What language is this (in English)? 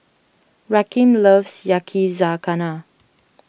English